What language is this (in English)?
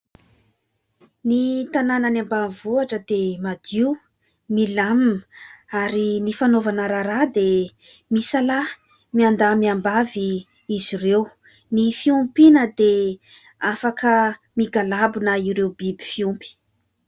Malagasy